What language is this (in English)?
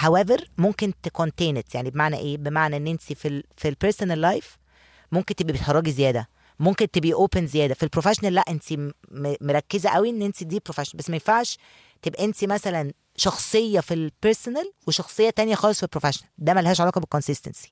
Arabic